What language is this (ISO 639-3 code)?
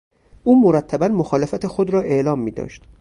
fas